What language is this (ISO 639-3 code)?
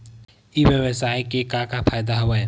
hne